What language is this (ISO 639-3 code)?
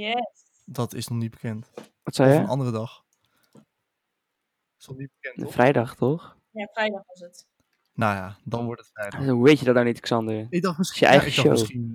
nld